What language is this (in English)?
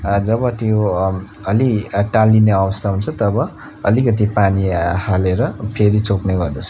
Nepali